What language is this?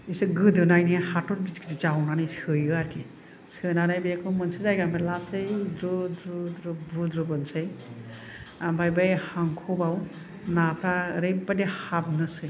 Bodo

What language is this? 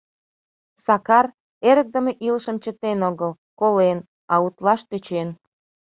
Mari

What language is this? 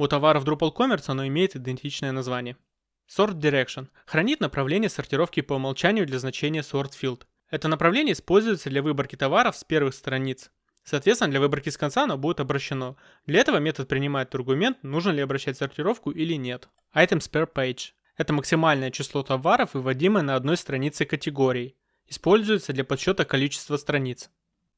Russian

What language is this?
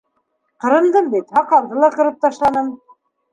Bashkir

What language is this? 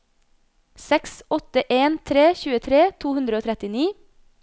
Norwegian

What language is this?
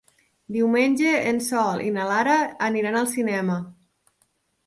Catalan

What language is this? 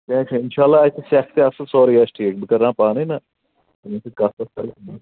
Kashmiri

